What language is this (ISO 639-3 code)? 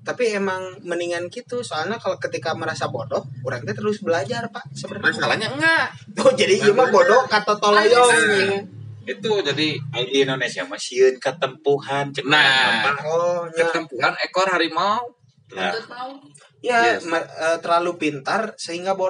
ind